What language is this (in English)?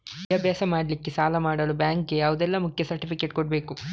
Kannada